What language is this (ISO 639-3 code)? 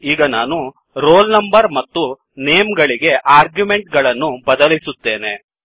kan